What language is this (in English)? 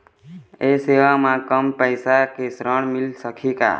Chhattisgarhi